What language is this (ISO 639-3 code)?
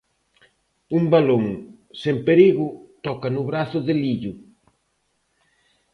glg